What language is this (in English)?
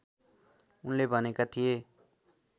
Nepali